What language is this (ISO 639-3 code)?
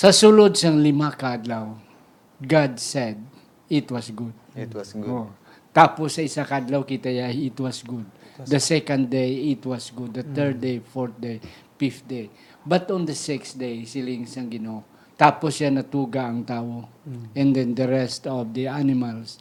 fil